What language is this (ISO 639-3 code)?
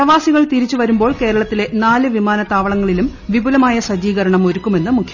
mal